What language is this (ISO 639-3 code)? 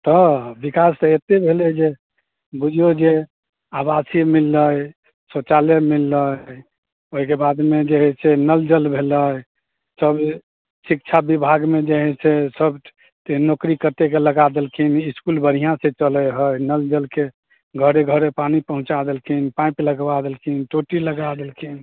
mai